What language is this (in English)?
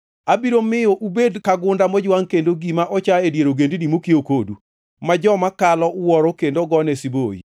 Luo (Kenya and Tanzania)